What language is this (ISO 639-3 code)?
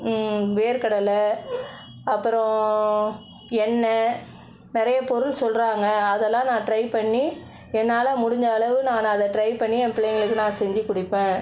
tam